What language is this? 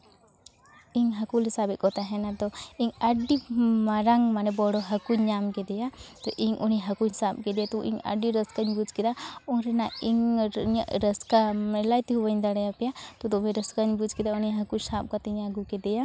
Santali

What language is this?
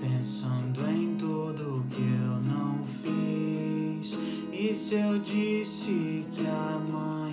Portuguese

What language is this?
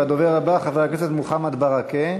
Hebrew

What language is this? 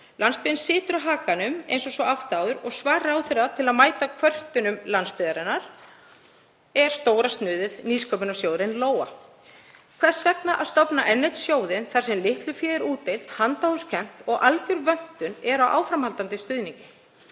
Icelandic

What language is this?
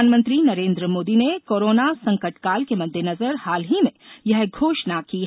Hindi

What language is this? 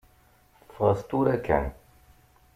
Kabyle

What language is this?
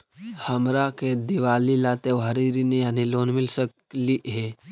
Magahi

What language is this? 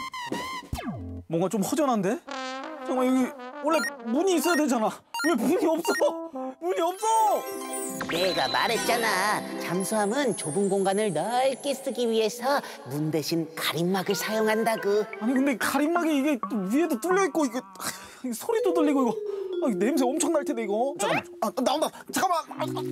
Korean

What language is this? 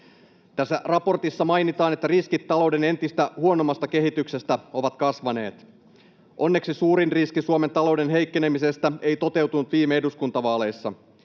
Finnish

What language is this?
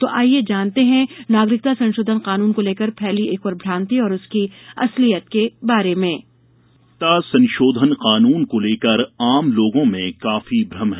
Hindi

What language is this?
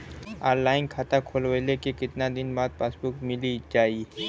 Bhojpuri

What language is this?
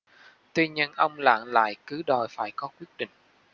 Vietnamese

